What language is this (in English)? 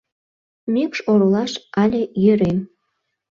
Mari